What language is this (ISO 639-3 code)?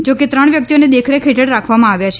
guj